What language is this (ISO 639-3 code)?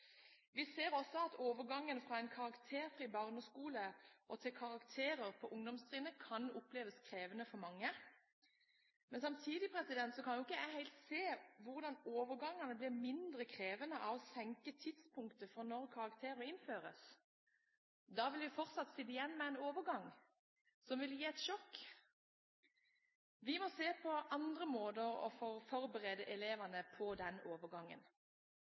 nob